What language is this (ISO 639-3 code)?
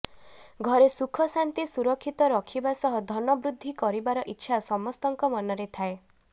ori